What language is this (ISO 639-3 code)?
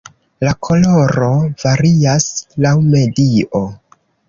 epo